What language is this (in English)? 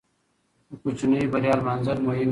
Pashto